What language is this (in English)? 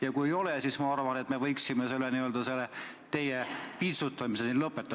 Estonian